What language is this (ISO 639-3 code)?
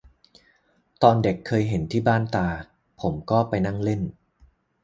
tha